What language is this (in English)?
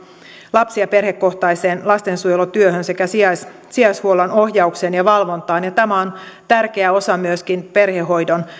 Finnish